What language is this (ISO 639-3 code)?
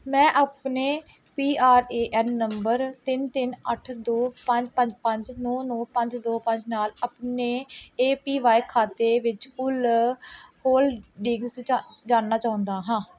pan